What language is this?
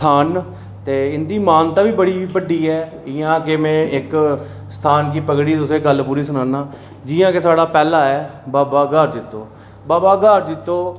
Dogri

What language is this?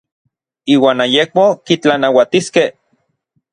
Orizaba Nahuatl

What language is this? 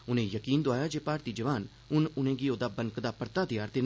Dogri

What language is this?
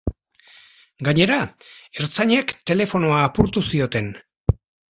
Basque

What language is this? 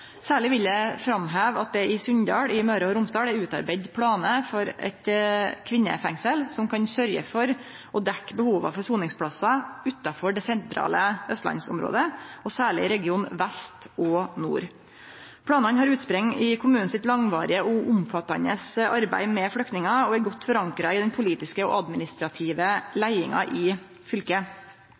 Norwegian Nynorsk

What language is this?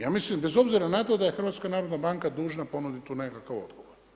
Croatian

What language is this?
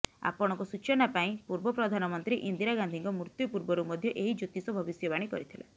Odia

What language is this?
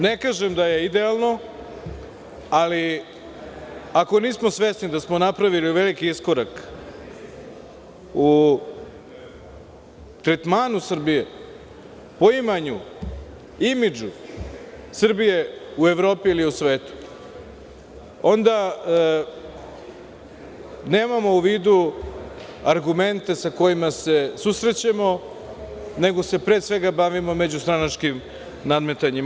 Serbian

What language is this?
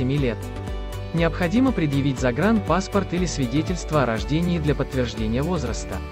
Russian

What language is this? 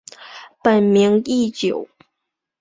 Chinese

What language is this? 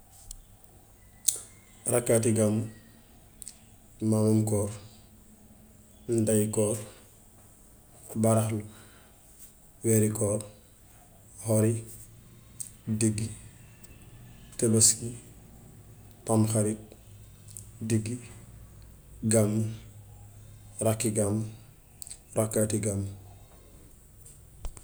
Gambian Wolof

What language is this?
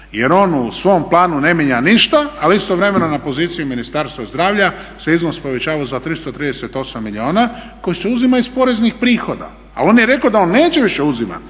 Croatian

